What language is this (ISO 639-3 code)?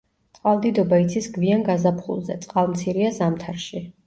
kat